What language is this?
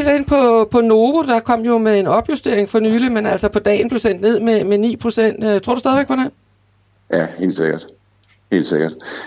Danish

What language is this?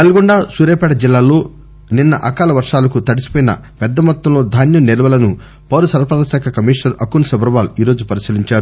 Telugu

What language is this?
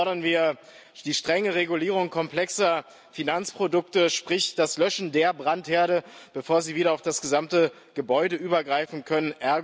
German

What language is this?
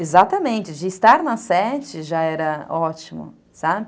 Portuguese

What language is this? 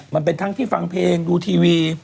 Thai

